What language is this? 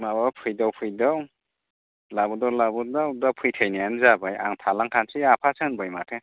Bodo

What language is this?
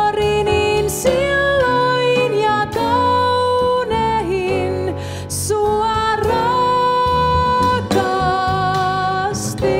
Finnish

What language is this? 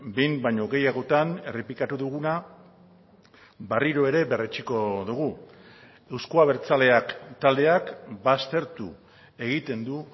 Basque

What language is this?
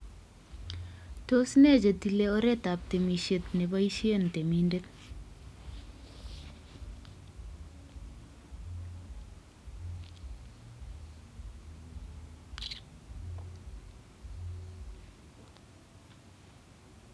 Kalenjin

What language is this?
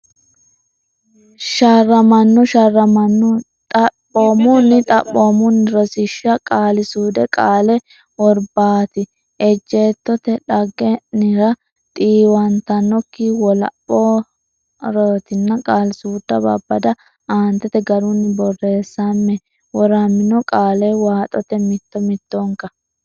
Sidamo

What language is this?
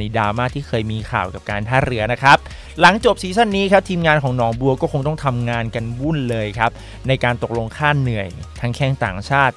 Thai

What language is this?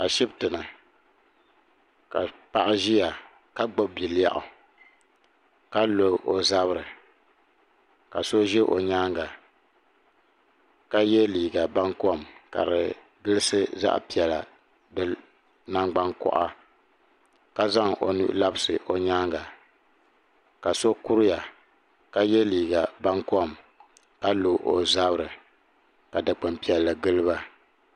Dagbani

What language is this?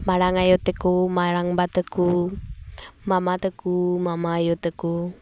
Santali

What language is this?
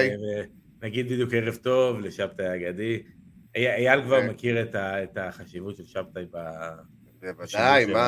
Hebrew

